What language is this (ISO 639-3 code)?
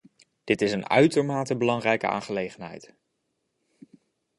nld